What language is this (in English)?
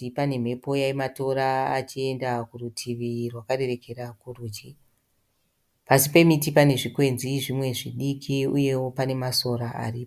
Shona